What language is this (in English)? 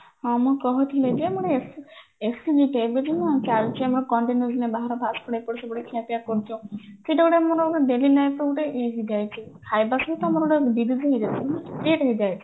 Odia